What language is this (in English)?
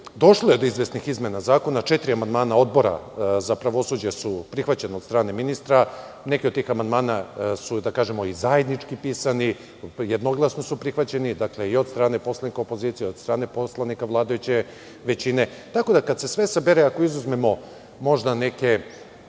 Serbian